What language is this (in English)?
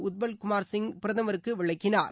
Tamil